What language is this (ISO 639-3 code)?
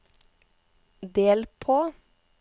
nor